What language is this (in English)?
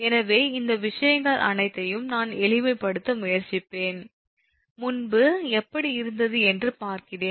Tamil